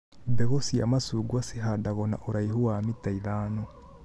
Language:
Kikuyu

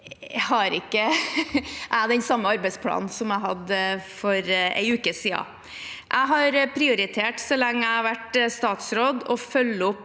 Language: Norwegian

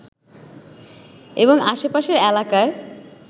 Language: Bangla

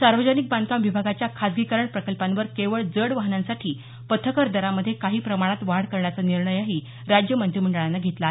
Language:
Marathi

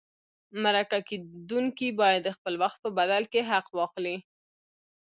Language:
Pashto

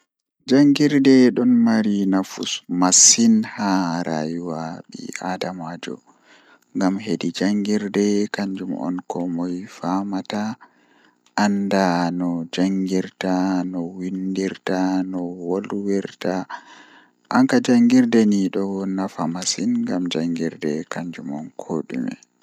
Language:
Fula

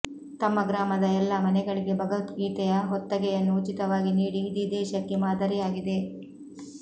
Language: Kannada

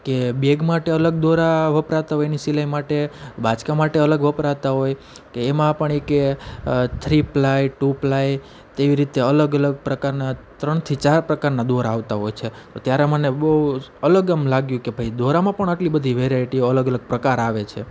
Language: Gujarati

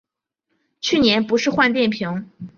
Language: Chinese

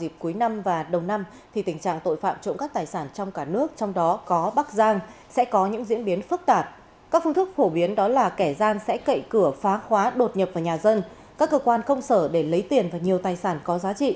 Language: Vietnamese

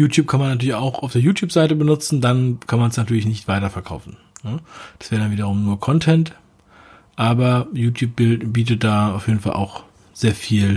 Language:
German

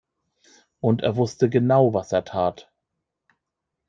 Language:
German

